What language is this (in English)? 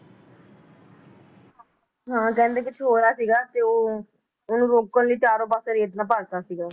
Punjabi